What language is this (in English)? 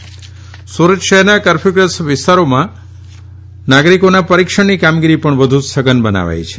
Gujarati